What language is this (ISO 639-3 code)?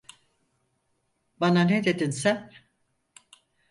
tur